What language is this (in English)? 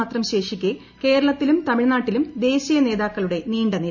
Malayalam